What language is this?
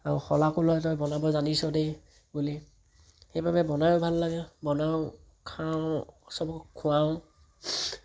Assamese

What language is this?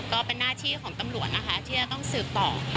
Thai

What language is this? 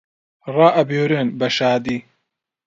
Central Kurdish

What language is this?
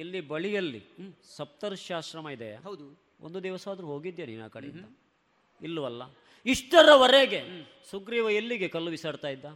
Kannada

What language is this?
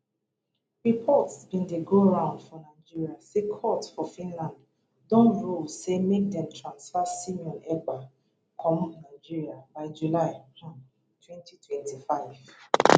Nigerian Pidgin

